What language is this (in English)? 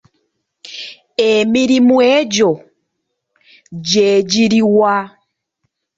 Ganda